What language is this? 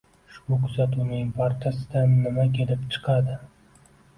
Uzbek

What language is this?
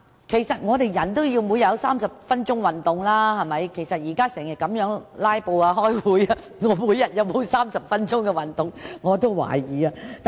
Cantonese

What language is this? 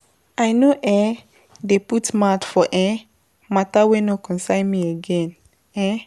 Nigerian Pidgin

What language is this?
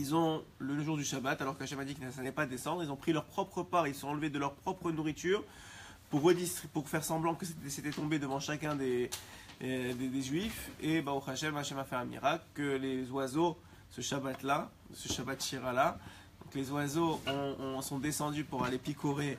French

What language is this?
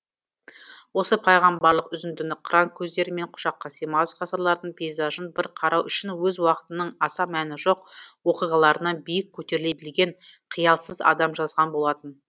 Kazakh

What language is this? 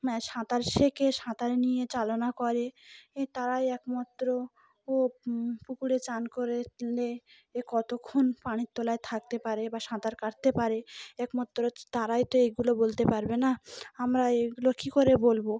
Bangla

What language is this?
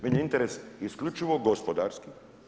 Croatian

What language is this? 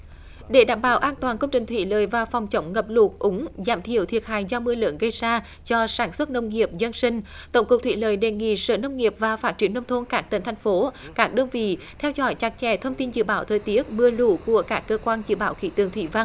Vietnamese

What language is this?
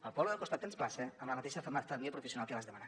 Catalan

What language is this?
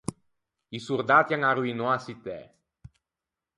Ligurian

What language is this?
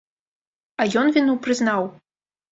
Belarusian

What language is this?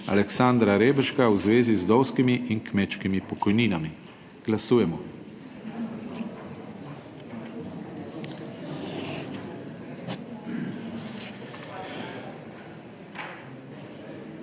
Slovenian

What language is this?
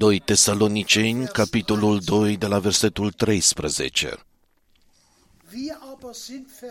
Romanian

